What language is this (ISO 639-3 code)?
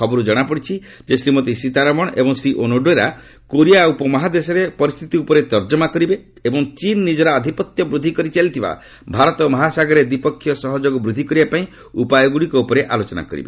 ori